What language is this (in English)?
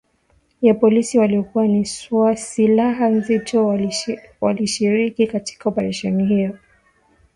Swahili